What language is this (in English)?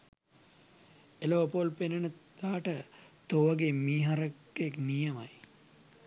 Sinhala